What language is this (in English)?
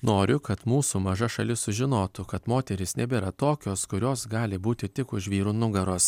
Lithuanian